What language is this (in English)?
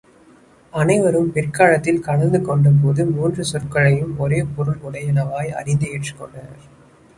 Tamil